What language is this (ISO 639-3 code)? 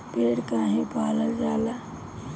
bho